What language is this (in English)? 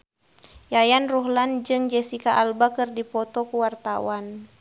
Sundanese